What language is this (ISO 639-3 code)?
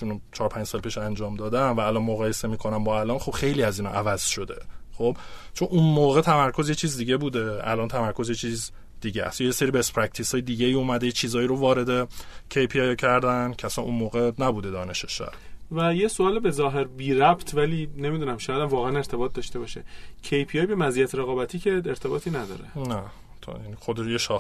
fas